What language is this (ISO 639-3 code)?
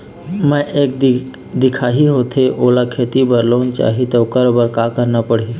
hne